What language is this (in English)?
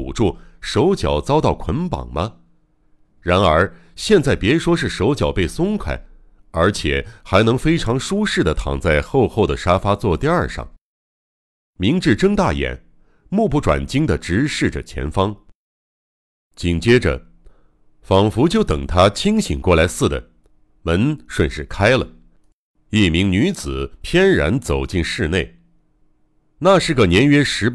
Chinese